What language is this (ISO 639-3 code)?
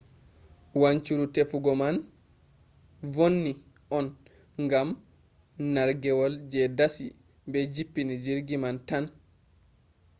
ful